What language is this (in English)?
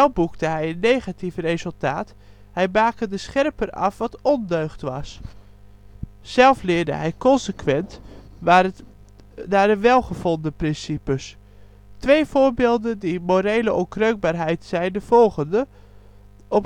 Dutch